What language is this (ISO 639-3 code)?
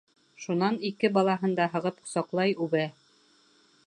bak